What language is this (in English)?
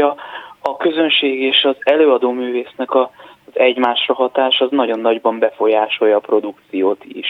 Hungarian